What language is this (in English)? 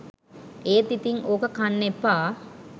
Sinhala